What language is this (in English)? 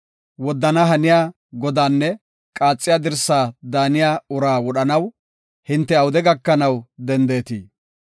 Gofa